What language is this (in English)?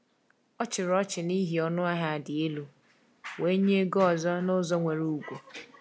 Igbo